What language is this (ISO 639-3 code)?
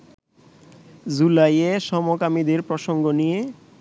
ben